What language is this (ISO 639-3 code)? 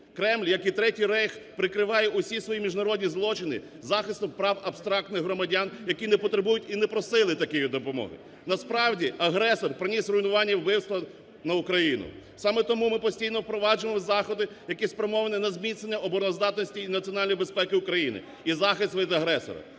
ukr